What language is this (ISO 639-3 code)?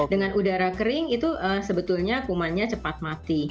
ind